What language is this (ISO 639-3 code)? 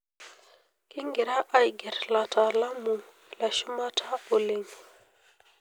mas